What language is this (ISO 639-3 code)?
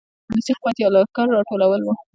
pus